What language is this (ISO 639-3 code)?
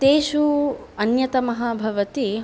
san